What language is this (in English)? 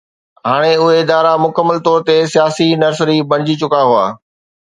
Sindhi